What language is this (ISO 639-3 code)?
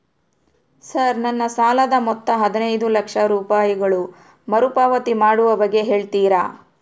kan